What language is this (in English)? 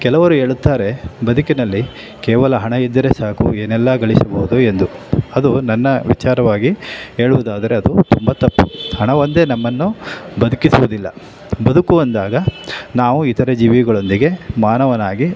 Kannada